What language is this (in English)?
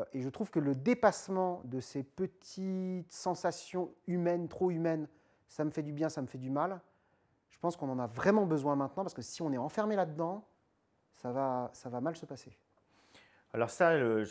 French